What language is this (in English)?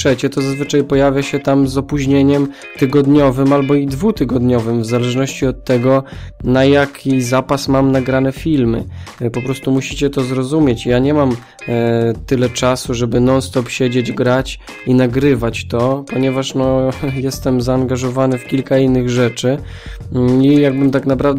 Polish